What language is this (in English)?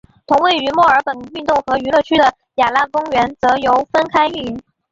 Chinese